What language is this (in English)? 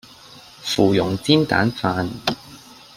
Cantonese